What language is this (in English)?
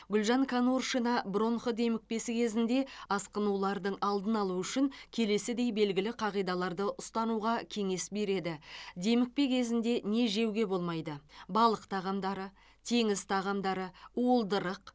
Kazakh